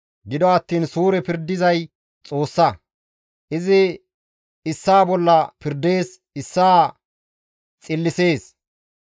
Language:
Gamo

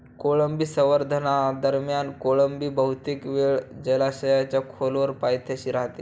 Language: Marathi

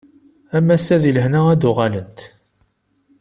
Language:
Kabyle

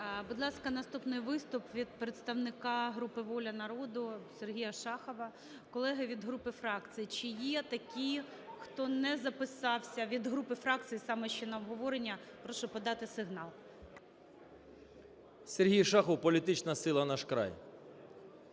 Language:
Ukrainian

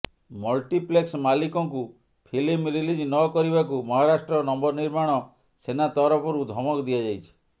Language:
Odia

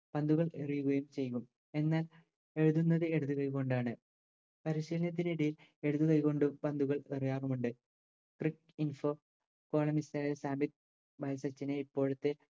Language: Malayalam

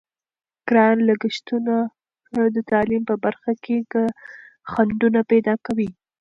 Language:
Pashto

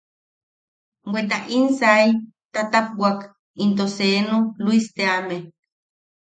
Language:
Yaqui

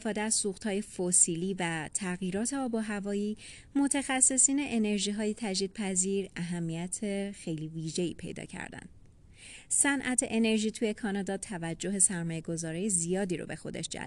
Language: Persian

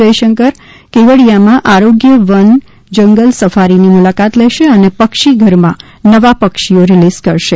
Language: Gujarati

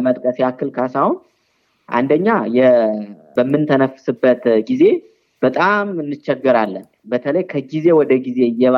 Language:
Amharic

